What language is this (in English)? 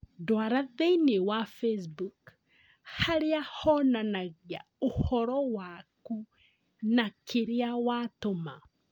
Kikuyu